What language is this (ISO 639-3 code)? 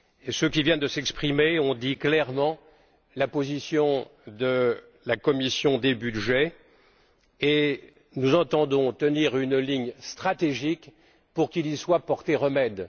fra